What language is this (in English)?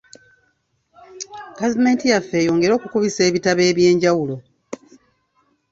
Ganda